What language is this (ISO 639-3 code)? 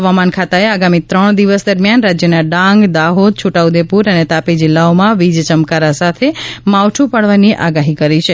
guj